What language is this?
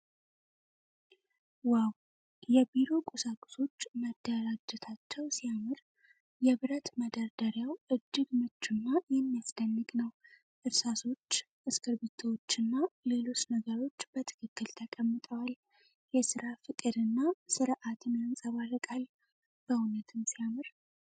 Amharic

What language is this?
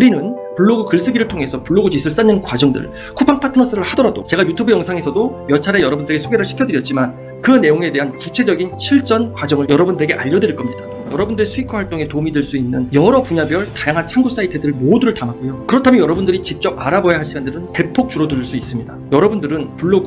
Korean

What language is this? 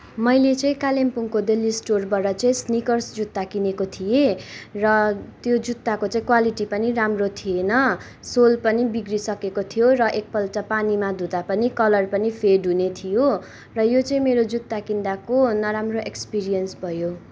Nepali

